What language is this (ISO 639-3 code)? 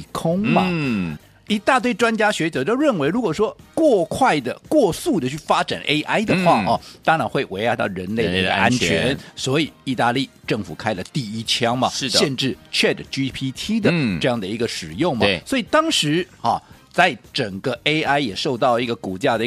zho